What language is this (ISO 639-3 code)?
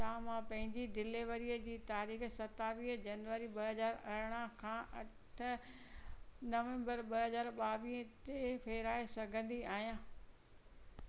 snd